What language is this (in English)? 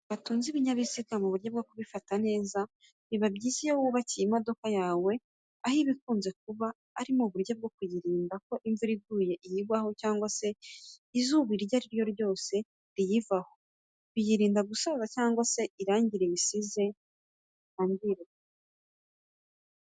Kinyarwanda